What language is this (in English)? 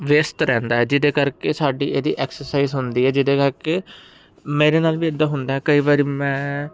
Punjabi